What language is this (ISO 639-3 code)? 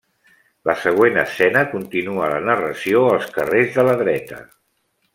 cat